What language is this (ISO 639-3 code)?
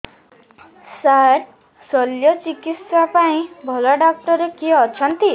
ori